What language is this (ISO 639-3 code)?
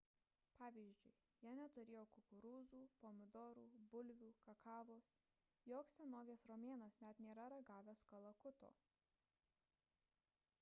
lit